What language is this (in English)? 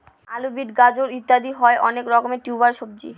Bangla